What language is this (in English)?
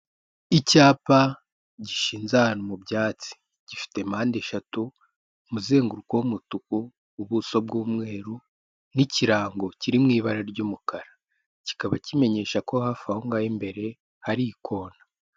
Kinyarwanda